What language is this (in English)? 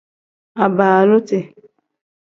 Tem